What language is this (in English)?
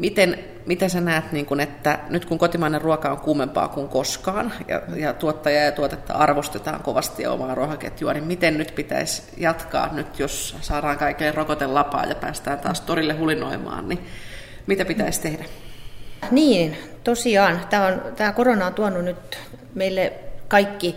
Finnish